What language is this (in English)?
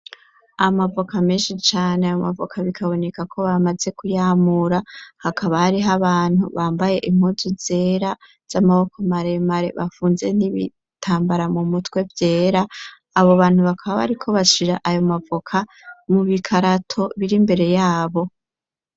Rundi